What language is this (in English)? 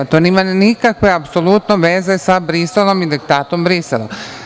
Serbian